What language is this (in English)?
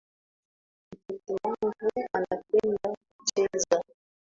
Swahili